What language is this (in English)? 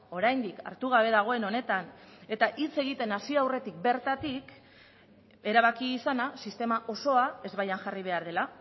Basque